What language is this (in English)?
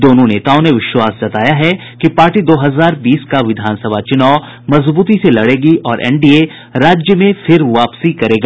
Hindi